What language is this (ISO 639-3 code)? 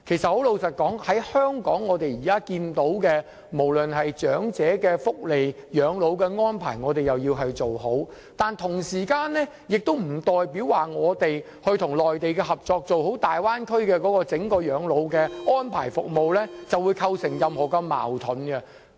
yue